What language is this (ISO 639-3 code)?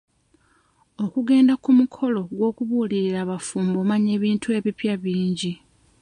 lug